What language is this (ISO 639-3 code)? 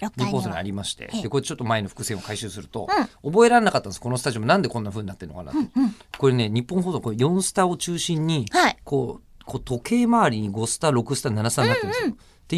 jpn